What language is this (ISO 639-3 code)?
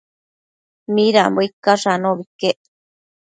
mcf